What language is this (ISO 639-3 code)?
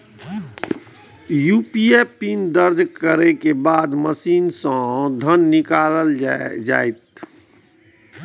mai